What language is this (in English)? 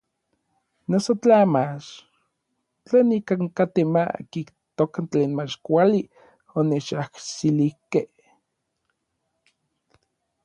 Orizaba Nahuatl